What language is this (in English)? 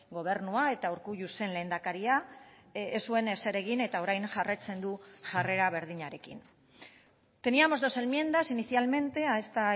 Basque